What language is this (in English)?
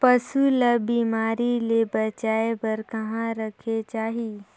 Chhattisgarhi